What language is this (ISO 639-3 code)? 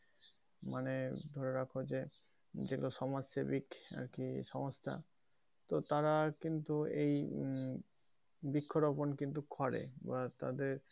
ben